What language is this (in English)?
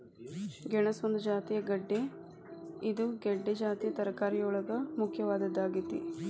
Kannada